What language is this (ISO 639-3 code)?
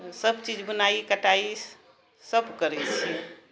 mai